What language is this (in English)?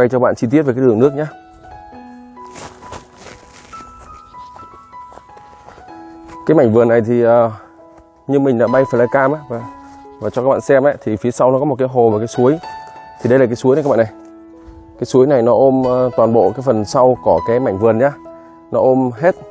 Vietnamese